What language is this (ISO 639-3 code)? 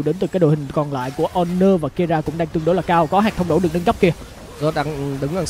vie